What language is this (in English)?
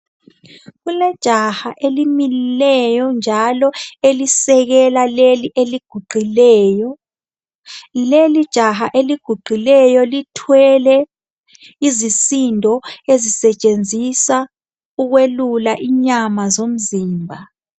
North Ndebele